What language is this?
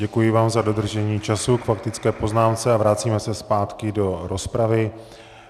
Czech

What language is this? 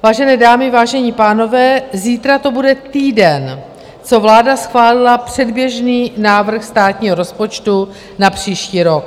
Czech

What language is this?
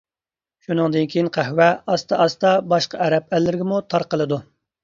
Uyghur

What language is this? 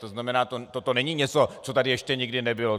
Czech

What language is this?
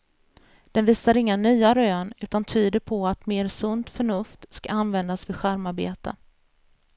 Swedish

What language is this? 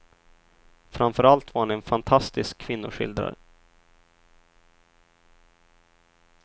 Swedish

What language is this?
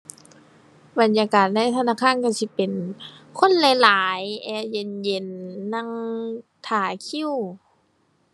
Thai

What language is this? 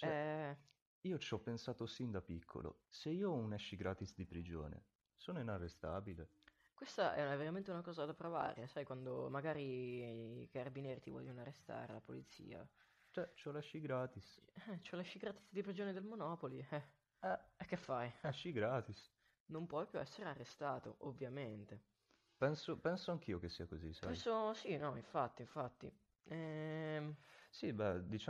Italian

